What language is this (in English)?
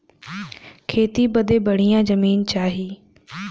Bhojpuri